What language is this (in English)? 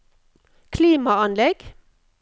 Norwegian